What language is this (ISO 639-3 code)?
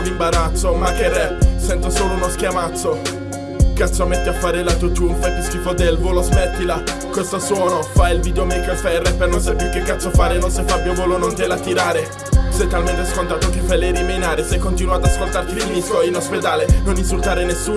ita